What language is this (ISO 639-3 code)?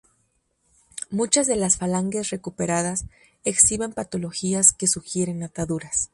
spa